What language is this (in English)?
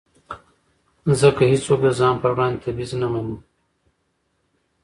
Pashto